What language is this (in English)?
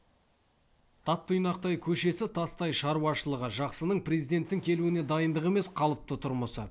Kazakh